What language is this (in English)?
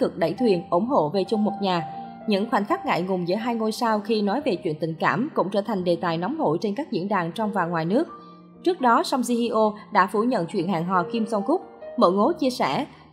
Vietnamese